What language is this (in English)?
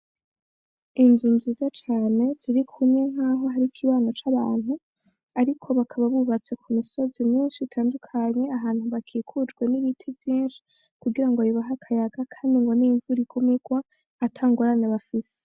Rundi